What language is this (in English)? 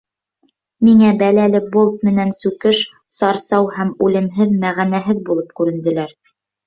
Bashkir